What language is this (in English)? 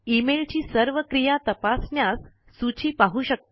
Marathi